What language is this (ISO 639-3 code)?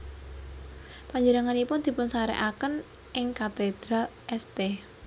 jav